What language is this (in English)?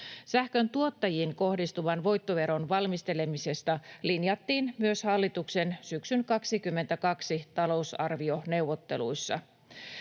Finnish